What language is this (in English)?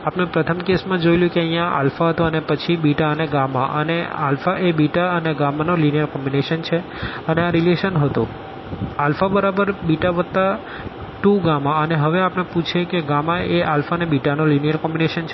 Gujarati